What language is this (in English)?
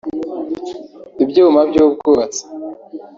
Kinyarwanda